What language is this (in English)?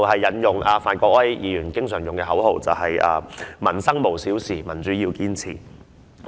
Cantonese